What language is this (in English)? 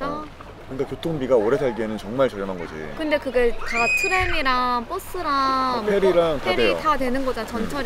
Korean